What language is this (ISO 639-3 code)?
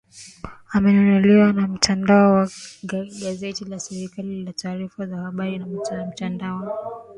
swa